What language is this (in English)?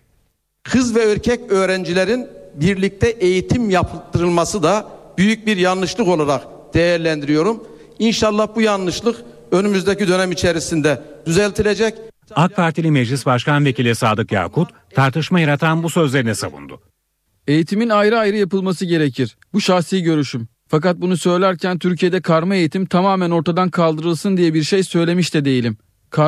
Turkish